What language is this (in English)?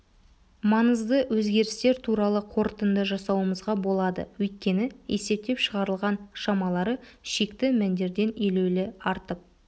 Kazakh